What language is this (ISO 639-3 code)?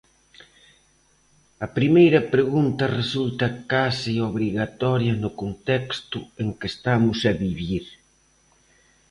glg